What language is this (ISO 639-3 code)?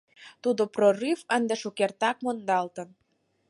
chm